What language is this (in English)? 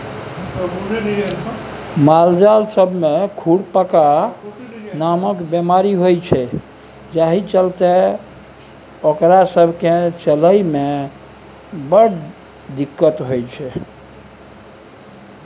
Maithili